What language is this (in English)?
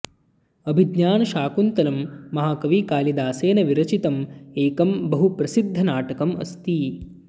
Sanskrit